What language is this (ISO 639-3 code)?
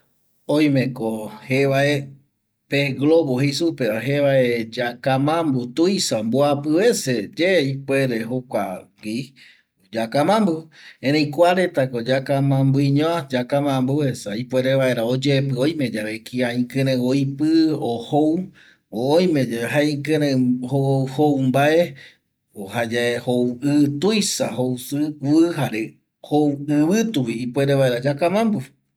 gui